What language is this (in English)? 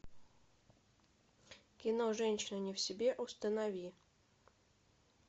Russian